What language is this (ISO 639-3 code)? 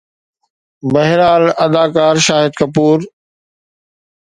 snd